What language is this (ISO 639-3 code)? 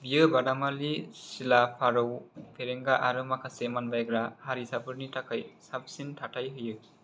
brx